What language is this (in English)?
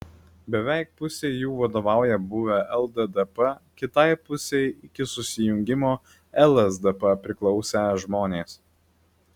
Lithuanian